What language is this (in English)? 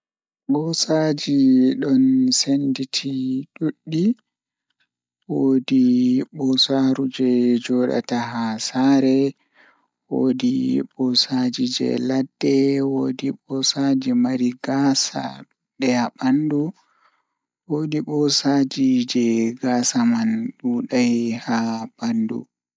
Fula